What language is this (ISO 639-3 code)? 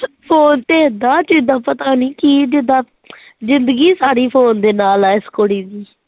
pan